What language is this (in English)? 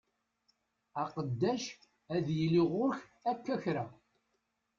Kabyle